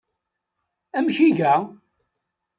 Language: Kabyle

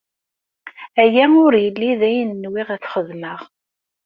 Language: Kabyle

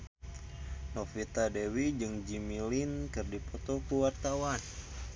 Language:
Sundanese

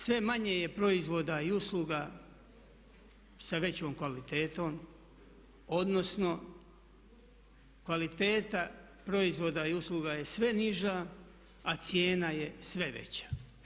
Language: Croatian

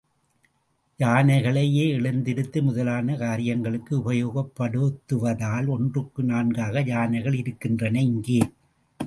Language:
Tamil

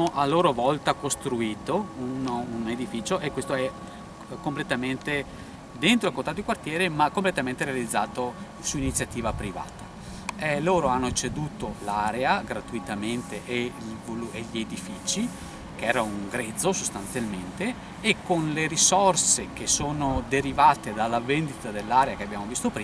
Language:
Italian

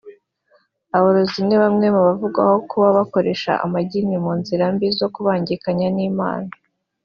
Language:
Kinyarwanda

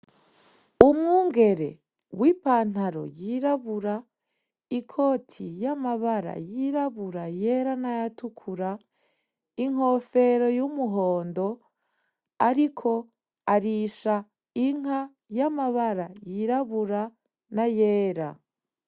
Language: Rundi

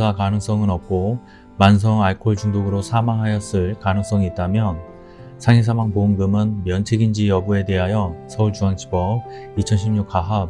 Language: Korean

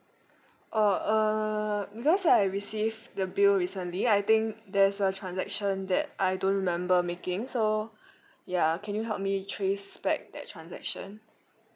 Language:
English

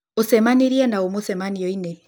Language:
Kikuyu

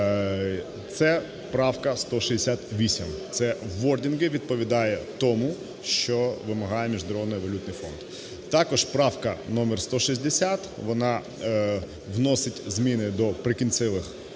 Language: Ukrainian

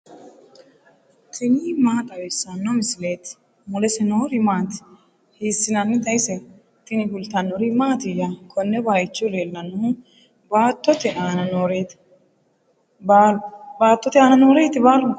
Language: Sidamo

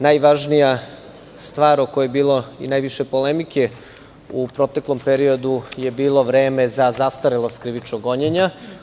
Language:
Serbian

